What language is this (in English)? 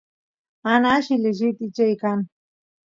Santiago del Estero Quichua